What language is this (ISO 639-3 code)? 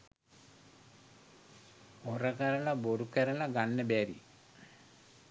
sin